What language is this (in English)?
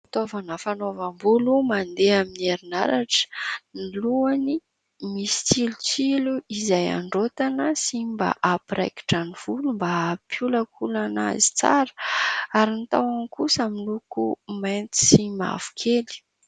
Malagasy